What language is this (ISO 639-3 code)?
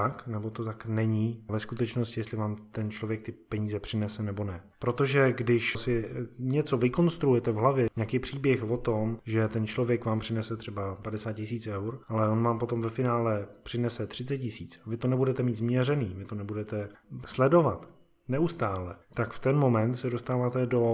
ces